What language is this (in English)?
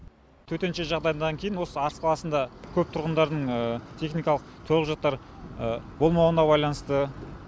Kazakh